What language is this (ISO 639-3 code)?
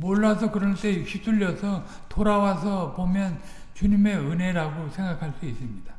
kor